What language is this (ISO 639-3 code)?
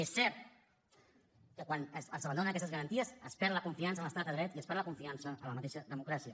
cat